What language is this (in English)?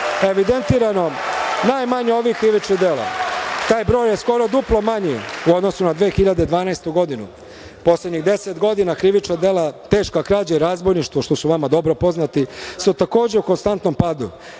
Serbian